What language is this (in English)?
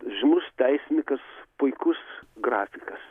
Lithuanian